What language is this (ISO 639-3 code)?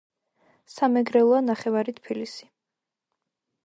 kat